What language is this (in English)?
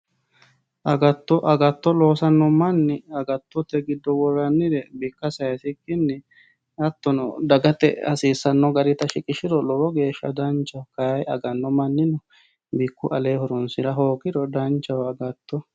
Sidamo